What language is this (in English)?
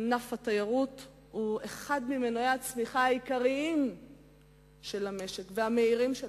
Hebrew